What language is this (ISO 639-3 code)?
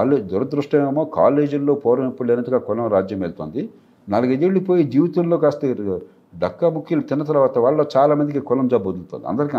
tel